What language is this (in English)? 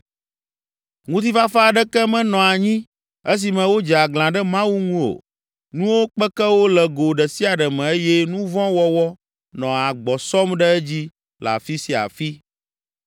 Ewe